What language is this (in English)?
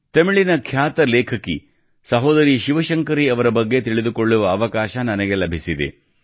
Kannada